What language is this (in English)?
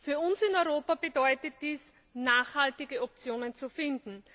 German